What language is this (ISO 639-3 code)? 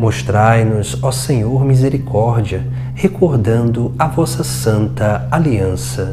por